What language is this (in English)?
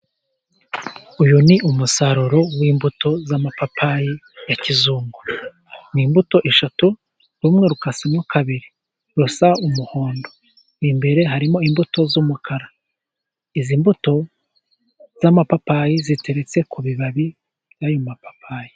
Kinyarwanda